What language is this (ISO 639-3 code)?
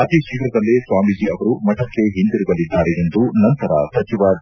kan